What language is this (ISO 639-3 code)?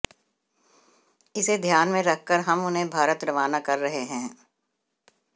hin